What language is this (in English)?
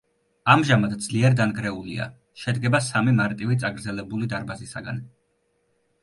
Georgian